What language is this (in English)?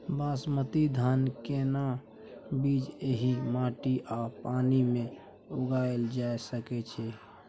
Maithili